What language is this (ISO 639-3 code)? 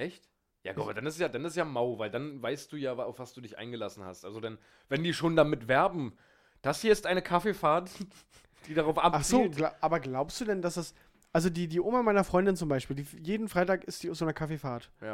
deu